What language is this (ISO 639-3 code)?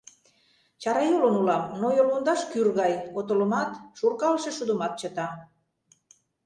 chm